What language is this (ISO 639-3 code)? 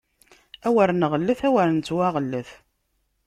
kab